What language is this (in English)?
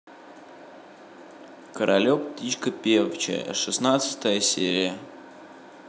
Russian